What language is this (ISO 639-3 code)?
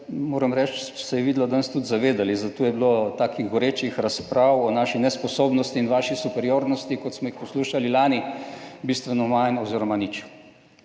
slv